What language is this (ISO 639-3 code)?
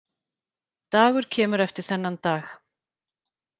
isl